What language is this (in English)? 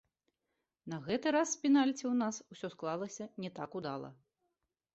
Belarusian